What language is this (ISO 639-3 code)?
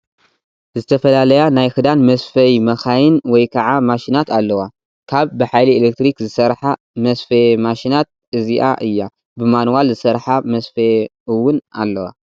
tir